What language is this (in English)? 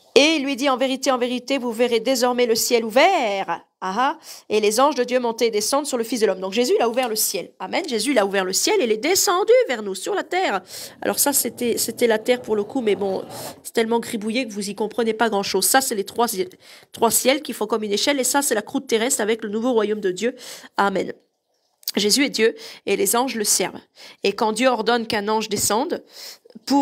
French